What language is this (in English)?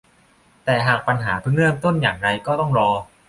Thai